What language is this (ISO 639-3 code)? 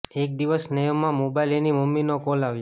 guj